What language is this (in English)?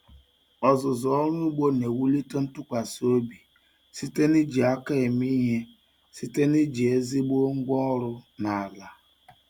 Igbo